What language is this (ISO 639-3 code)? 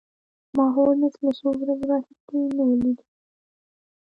pus